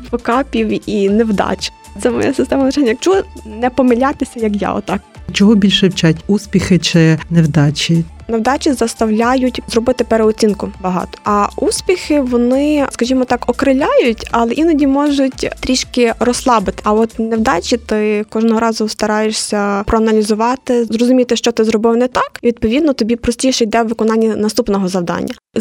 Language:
Ukrainian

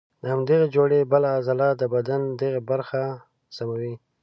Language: Pashto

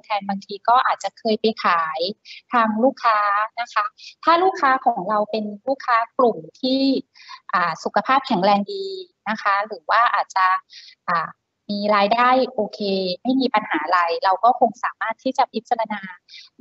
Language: Thai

